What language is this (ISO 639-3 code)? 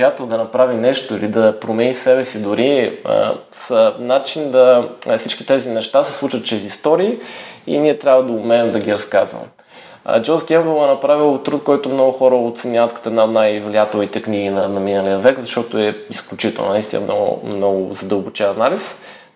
bul